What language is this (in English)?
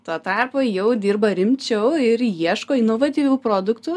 Lithuanian